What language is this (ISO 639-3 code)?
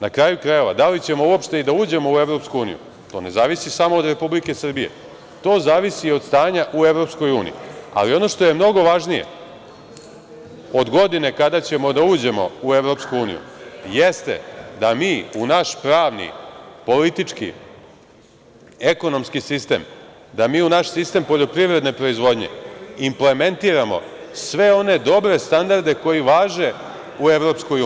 srp